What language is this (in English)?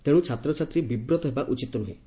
Odia